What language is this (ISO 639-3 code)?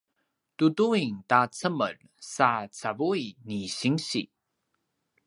pwn